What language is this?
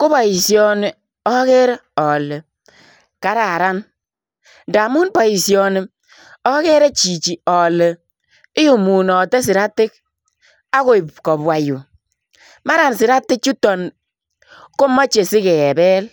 Kalenjin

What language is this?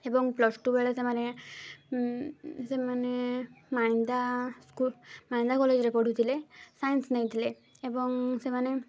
Odia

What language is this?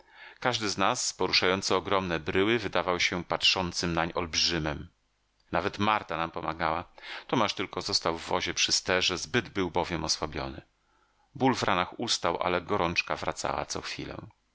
Polish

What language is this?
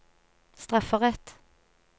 Norwegian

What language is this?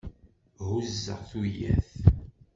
Kabyle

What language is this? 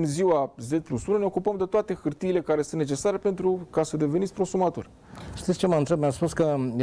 Romanian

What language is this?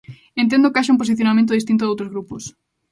Galician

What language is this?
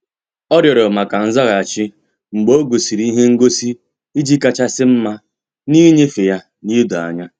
Igbo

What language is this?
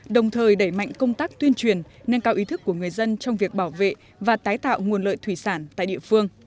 Vietnamese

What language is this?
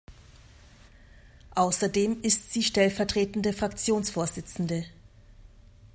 German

